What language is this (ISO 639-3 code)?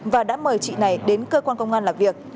vie